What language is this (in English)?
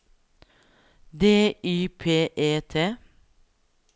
Norwegian